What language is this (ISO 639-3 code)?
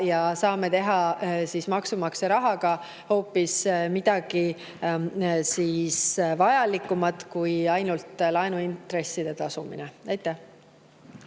est